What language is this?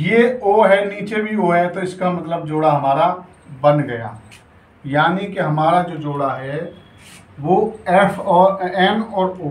Hindi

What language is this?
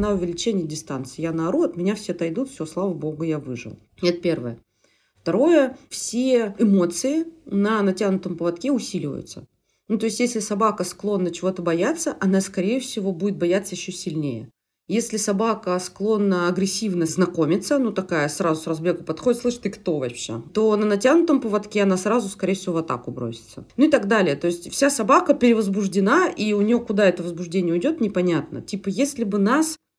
Russian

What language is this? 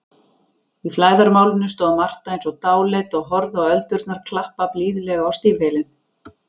Icelandic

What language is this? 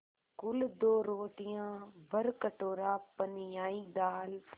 Hindi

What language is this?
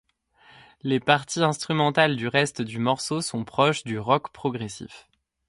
French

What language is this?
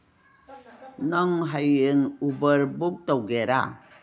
Manipuri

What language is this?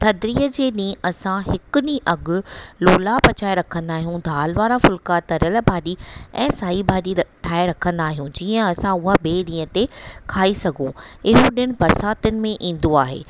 Sindhi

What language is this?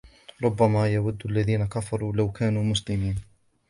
Arabic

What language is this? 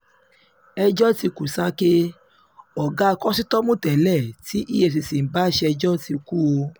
Yoruba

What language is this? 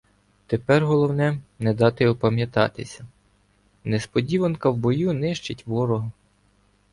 Ukrainian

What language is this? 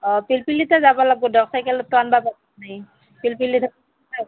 Assamese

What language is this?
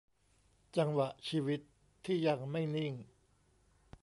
Thai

